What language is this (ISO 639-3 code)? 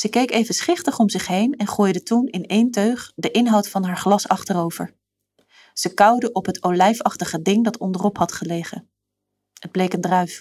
nld